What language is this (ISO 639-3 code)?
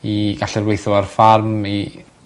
cym